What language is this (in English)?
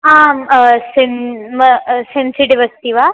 Sanskrit